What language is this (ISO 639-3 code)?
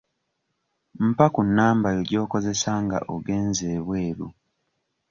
lug